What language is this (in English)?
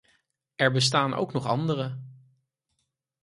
Dutch